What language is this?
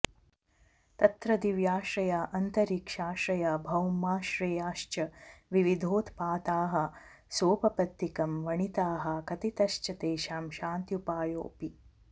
Sanskrit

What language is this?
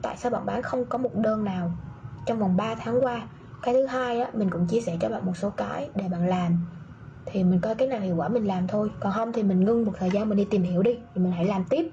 Vietnamese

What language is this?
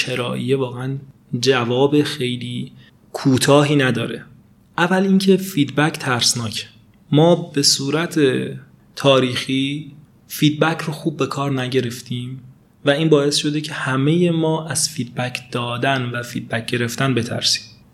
Persian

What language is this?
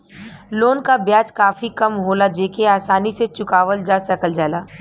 Bhojpuri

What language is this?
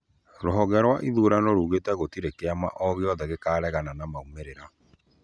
Kikuyu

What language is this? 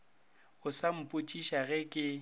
Northern Sotho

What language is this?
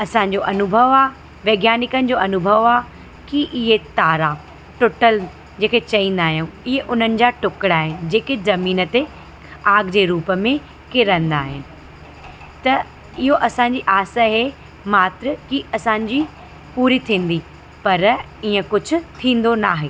Sindhi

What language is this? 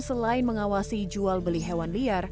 Indonesian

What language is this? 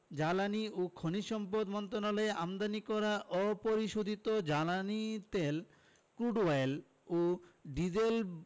Bangla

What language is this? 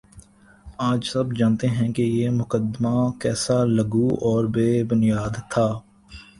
Urdu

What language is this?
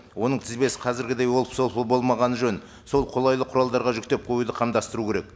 Kazakh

